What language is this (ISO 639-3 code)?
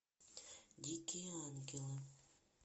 rus